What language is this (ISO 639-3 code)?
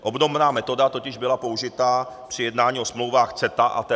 ces